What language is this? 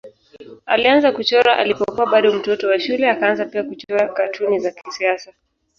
Swahili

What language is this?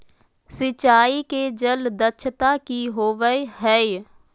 Magahi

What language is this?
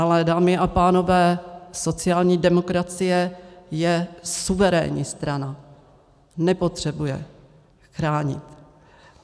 Czech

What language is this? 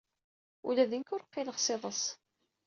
Kabyle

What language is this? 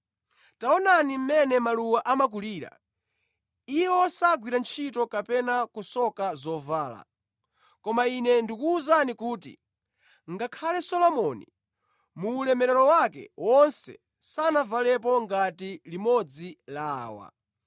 Nyanja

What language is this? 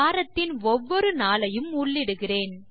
Tamil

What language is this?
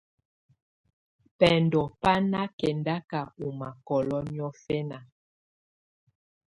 Tunen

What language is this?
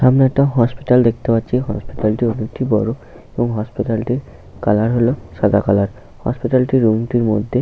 Bangla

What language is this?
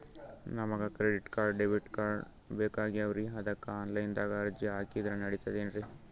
Kannada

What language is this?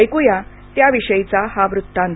Marathi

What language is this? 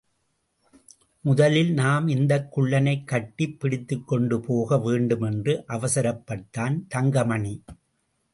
Tamil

